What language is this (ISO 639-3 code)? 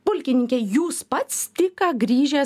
lit